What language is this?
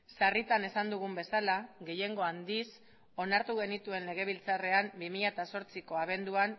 Basque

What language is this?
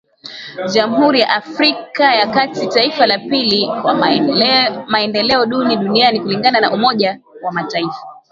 Swahili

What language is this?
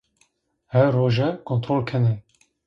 Zaza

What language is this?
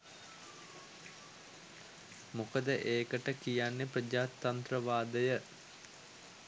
Sinhala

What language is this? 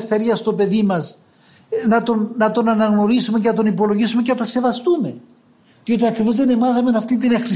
Greek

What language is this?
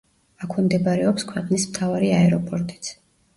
Georgian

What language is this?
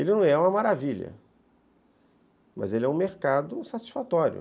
Portuguese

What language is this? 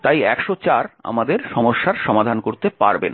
Bangla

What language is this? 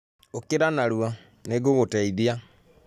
Kikuyu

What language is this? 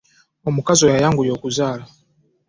Ganda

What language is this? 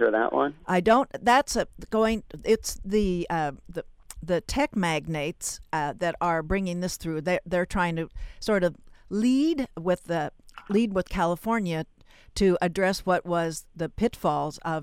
English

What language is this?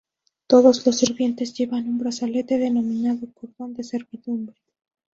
Spanish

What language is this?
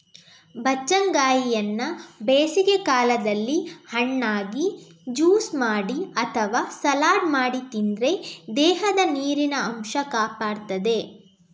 Kannada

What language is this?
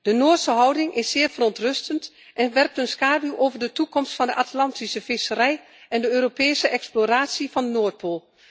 Dutch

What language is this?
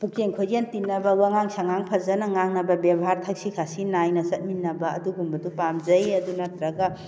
Manipuri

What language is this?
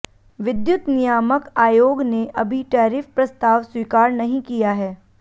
Hindi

